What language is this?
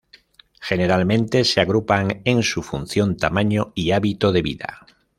Spanish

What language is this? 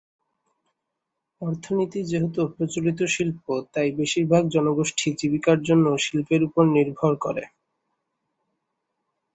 Bangla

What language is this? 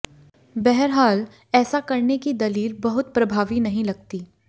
Hindi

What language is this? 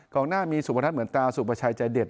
Thai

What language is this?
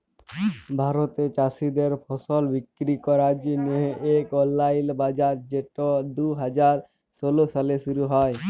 Bangla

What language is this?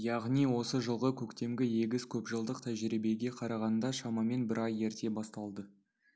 Kazakh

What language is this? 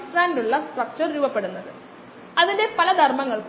Malayalam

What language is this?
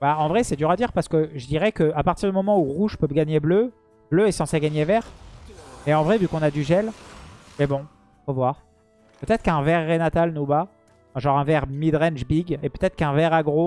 French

